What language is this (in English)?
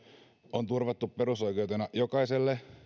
Finnish